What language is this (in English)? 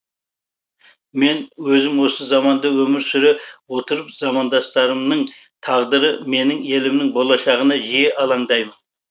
Kazakh